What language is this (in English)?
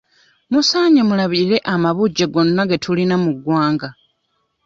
Ganda